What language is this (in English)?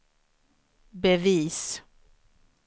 Swedish